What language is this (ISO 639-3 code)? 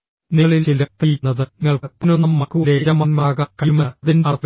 mal